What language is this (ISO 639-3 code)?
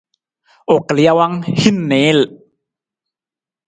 nmz